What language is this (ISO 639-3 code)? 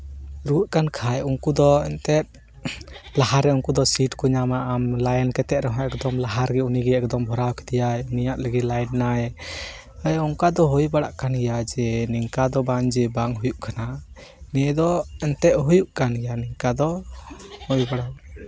sat